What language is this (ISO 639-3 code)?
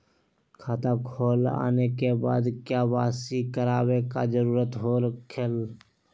mag